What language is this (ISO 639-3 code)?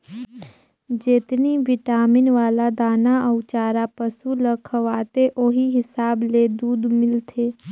hne